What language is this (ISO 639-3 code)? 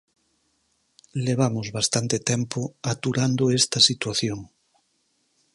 glg